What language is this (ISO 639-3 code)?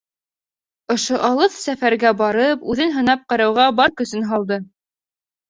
bak